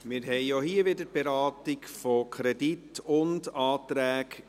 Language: Swiss German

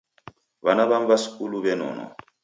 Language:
Taita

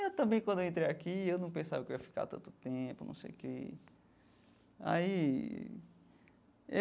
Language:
Portuguese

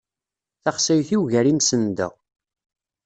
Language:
Kabyle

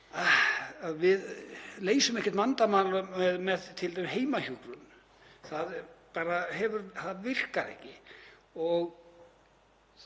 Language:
Icelandic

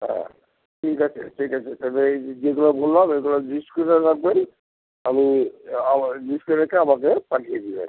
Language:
Bangla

